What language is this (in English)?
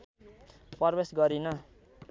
Nepali